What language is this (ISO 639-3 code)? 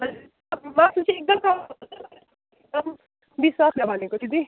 nep